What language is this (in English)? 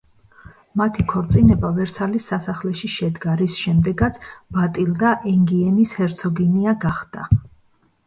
Georgian